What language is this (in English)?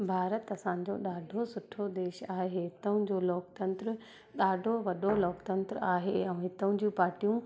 Sindhi